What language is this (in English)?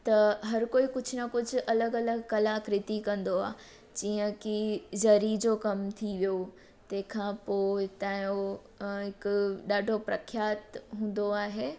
Sindhi